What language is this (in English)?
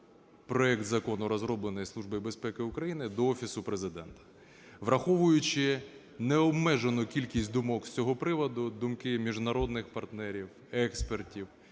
Ukrainian